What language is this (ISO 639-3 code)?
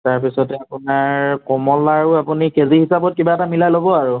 asm